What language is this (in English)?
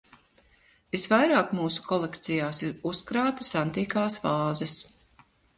Latvian